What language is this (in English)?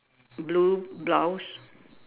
English